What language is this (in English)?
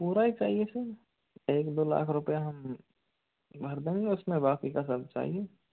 Hindi